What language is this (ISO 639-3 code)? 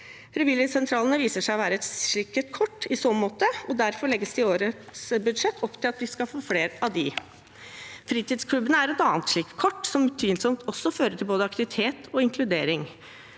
nor